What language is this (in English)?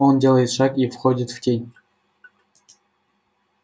Russian